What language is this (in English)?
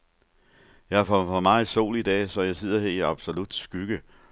Danish